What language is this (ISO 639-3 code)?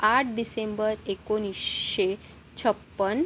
mar